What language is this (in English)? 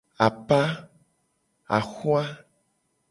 Gen